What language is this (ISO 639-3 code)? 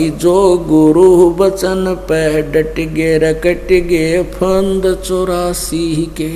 hin